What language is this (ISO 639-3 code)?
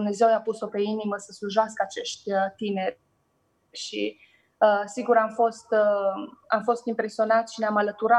ron